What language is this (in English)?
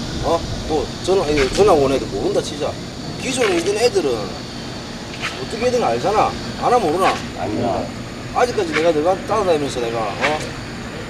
Korean